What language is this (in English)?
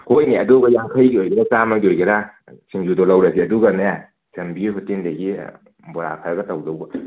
Manipuri